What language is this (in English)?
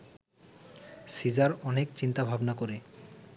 Bangla